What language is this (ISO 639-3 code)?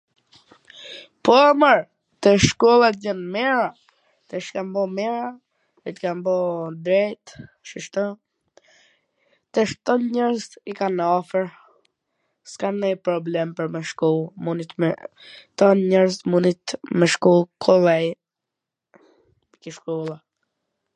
aln